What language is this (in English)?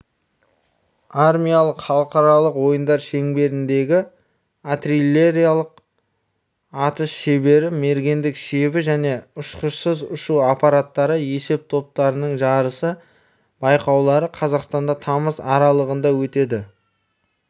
Kazakh